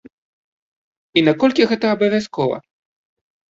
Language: Belarusian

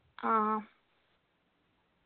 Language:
Malayalam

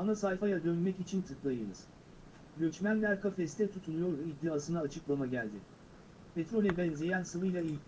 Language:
Turkish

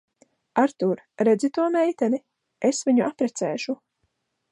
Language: Latvian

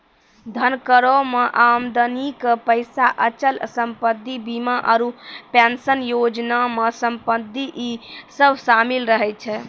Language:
Maithili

